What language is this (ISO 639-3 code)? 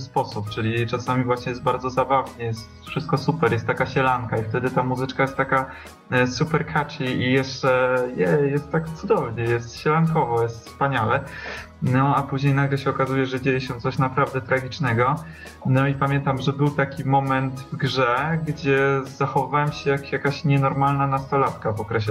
pol